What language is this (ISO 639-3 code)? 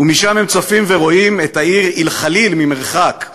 heb